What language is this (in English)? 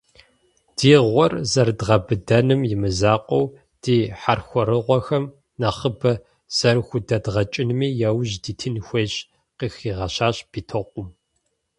Kabardian